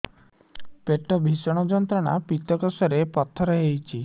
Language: Odia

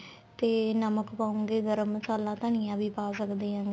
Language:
Punjabi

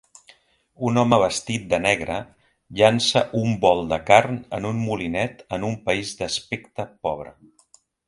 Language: Catalan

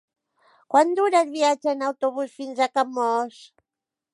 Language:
Catalan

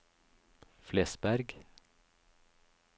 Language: Norwegian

